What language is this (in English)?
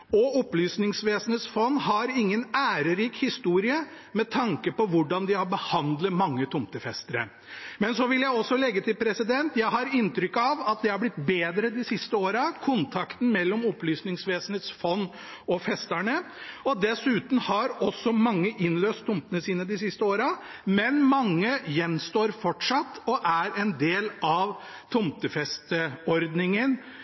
Norwegian Bokmål